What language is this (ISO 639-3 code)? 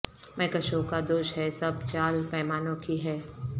urd